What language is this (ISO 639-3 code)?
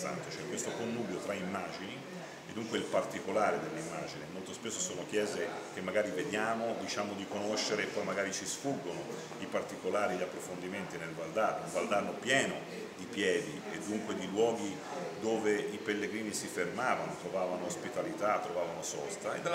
ita